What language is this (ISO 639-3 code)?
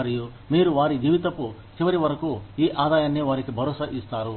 tel